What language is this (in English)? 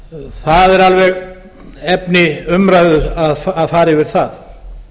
Icelandic